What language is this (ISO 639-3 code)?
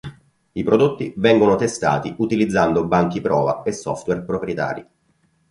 ita